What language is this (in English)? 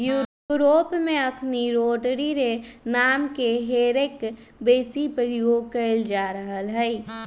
Magahi